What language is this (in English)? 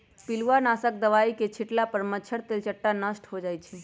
Magahi